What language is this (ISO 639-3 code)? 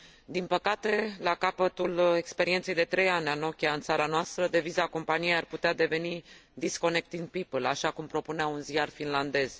ron